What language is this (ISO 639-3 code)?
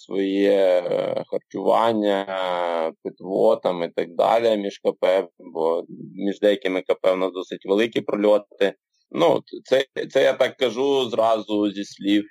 ukr